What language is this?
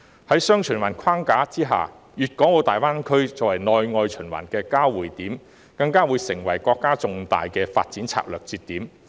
Cantonese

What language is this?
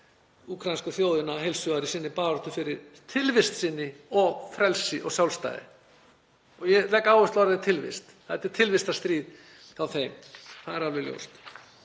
Icelandic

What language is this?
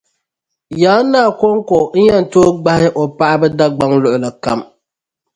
Dagbani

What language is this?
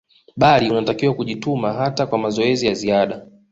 Swahili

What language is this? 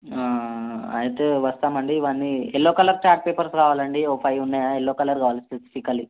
Telugu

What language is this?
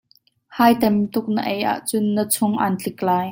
Hakha Chin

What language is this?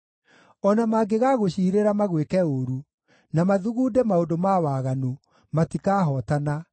Kikuyu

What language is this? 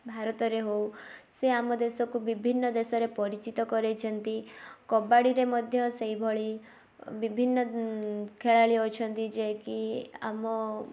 Odia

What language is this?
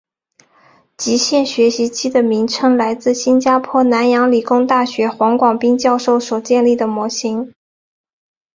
Chinese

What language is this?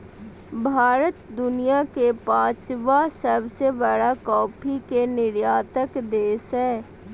Magahi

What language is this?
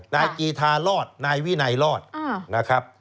Thai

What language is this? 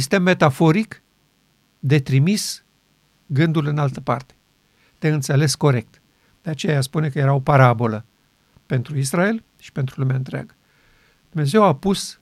Romanian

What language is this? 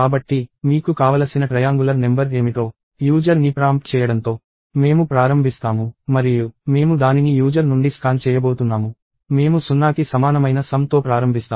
Telugu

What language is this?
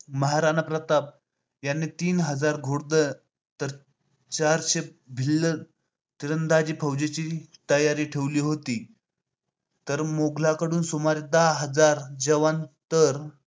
Marathi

